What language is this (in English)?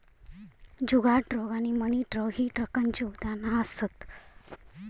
Marathi